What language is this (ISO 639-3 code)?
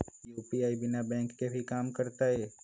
mag